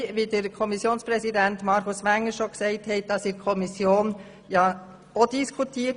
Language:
Swiss German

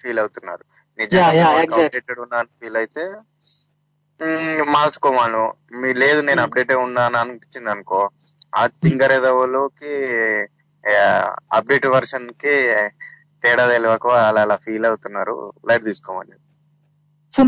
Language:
Telugu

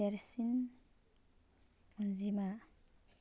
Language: Bodo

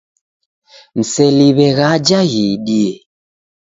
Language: Taita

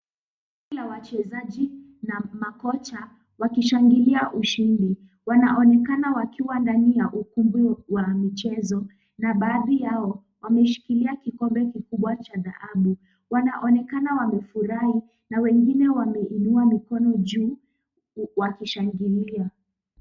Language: Swahili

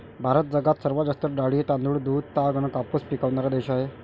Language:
Marathi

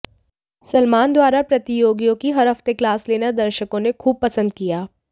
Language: Hindi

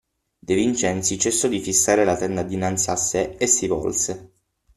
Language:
Italian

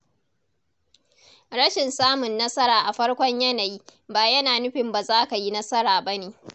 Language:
Hausa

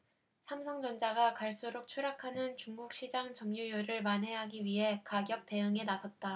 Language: Korean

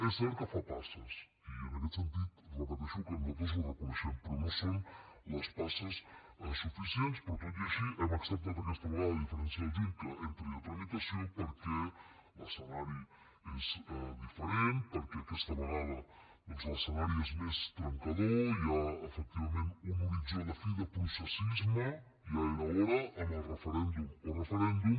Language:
Catalan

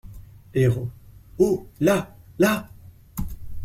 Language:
French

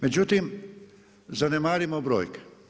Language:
Croatian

